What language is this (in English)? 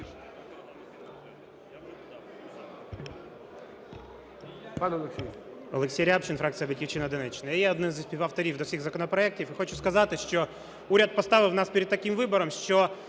Ukrainian